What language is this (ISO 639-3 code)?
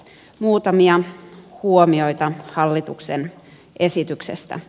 fin